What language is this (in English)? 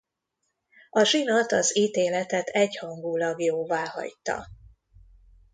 Hungarian